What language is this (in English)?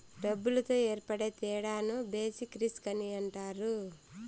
Telugu